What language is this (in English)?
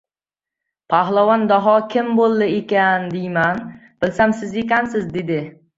Uzbek